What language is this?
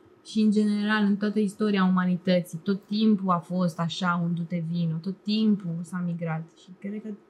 Romanian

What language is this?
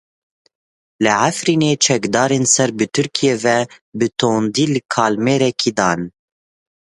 Kurdish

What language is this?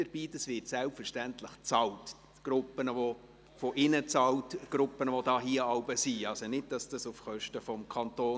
Swiss German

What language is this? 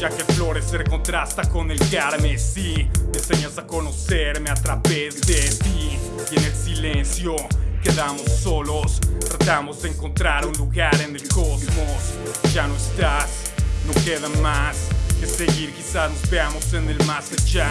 Spanish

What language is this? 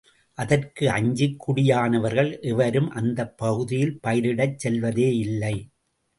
Tamil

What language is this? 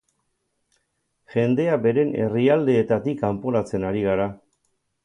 Basque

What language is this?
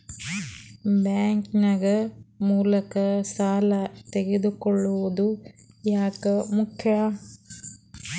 Kannada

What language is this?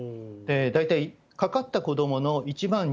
Japanese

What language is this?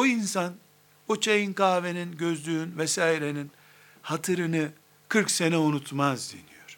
Turkish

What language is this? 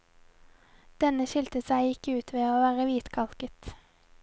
Norwegian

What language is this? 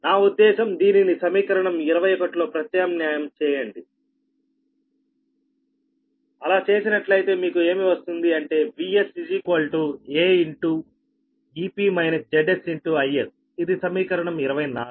Telugu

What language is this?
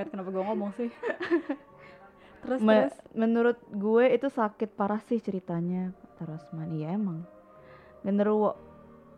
Indonesian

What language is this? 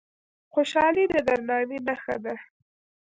Pashto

